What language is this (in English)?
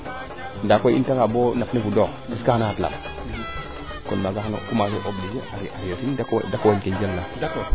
Serer